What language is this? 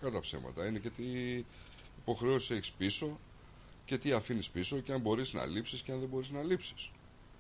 Greek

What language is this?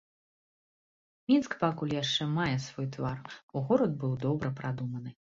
Belarusian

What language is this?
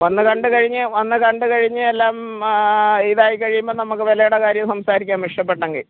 Malayalam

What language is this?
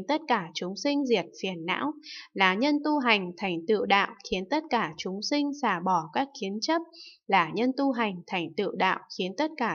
Vietnamese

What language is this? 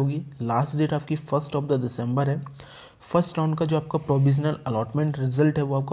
Hindi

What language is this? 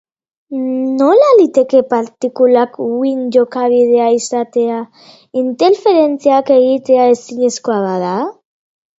Basque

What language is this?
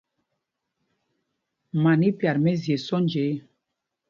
Mpumpong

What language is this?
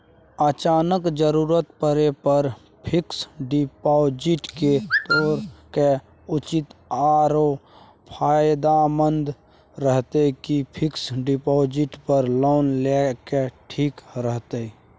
Maithili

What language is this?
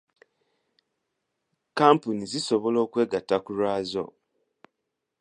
Ganda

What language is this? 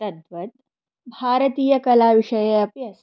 Sanskrit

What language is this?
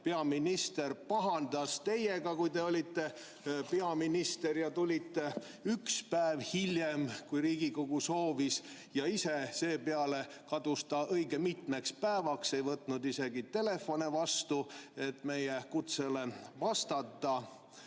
Estonian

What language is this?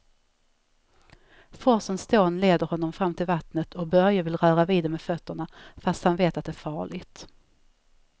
Swedish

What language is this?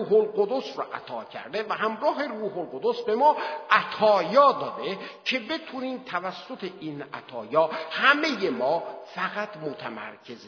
Persian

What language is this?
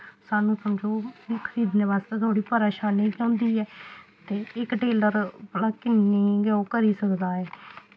Dogri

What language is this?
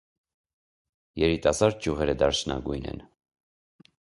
Armenian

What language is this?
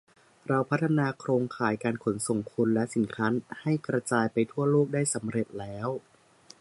Thai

